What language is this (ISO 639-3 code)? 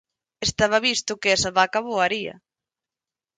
glg